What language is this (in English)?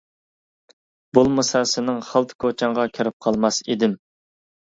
Uyghur